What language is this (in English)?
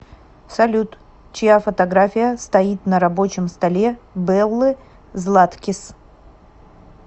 Russian